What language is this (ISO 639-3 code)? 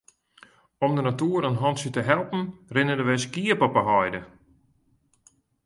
fry